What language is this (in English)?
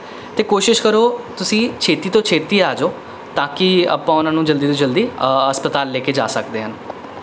Punjabi